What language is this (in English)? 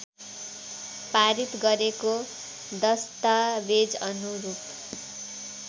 Nepali